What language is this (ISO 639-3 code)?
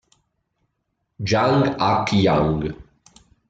ita